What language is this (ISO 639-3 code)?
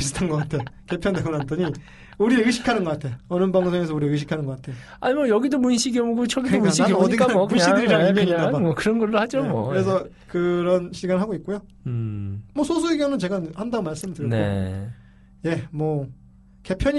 kor